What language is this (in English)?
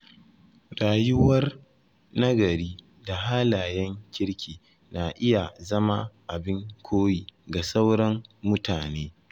Hausa